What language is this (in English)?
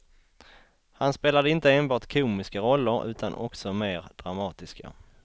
Swedish